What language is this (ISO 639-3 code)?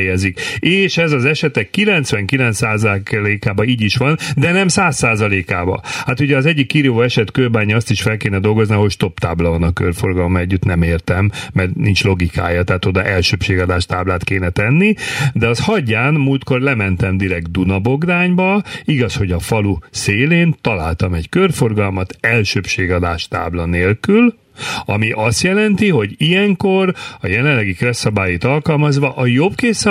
hun